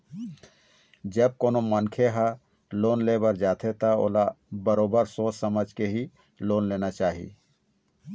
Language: Chhattisgarhi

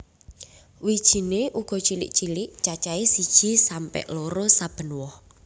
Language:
Javanese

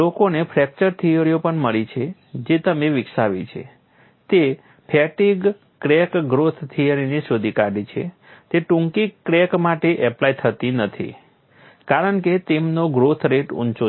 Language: Gujarati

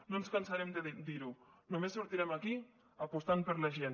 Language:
Catalan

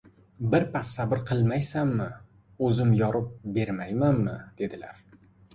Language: Uzbek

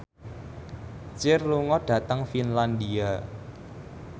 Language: Javanese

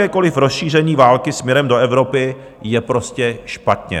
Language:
Czech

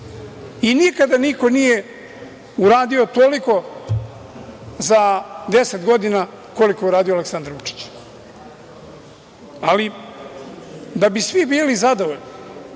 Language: Serbian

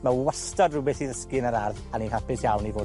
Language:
Welsh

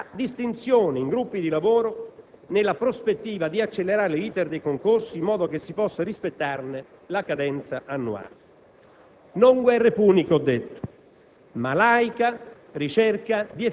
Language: Italian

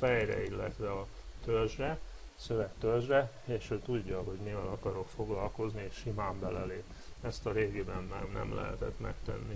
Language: Hungarian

